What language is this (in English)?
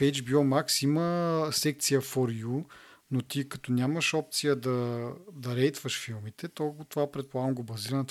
Bulgarian